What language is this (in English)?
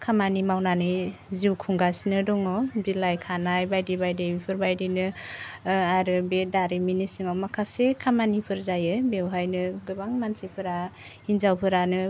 Bodo